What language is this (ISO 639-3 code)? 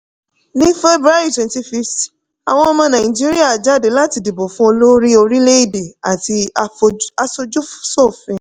yor